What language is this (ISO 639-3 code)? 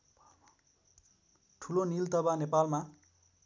nep